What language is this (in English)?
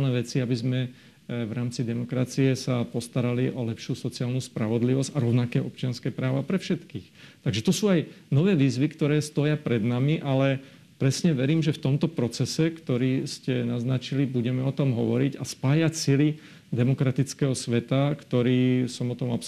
Slovak